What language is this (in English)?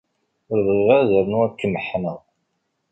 Kabyle